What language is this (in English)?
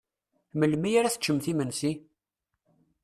Kabyle